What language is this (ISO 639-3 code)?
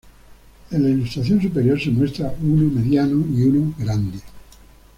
spa